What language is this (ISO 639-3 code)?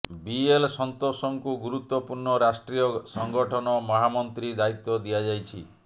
ori